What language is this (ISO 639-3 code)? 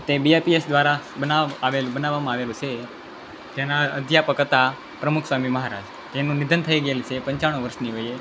guj